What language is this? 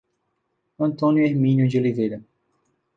Portuguese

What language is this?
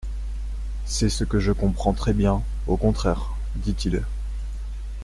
French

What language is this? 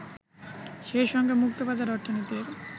Bangla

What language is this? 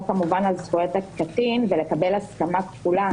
Hebrew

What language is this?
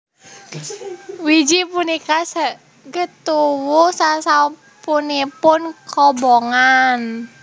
Javanese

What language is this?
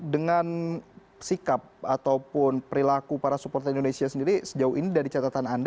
Indonesian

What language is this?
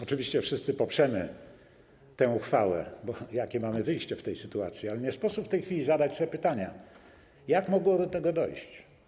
Polish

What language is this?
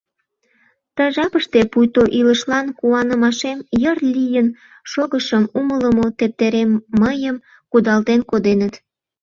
Mari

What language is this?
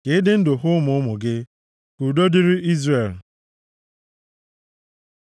Igbo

